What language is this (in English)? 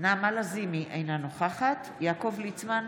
Hebrew